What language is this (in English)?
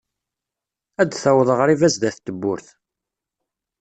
Kabyle